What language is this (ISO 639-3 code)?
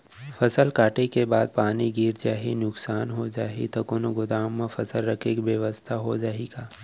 hne